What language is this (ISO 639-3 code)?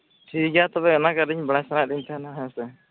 sat